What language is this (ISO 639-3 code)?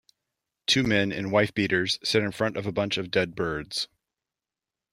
eng